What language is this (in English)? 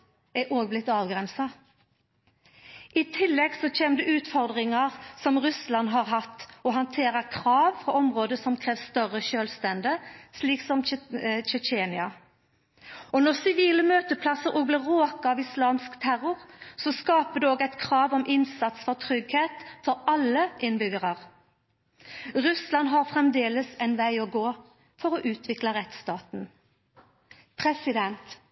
Norwegian Nynorsk